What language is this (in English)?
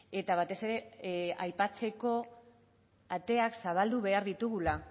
Basque